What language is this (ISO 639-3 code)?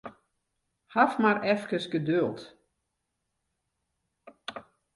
fry